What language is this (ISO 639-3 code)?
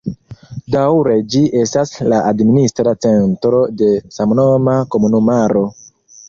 epo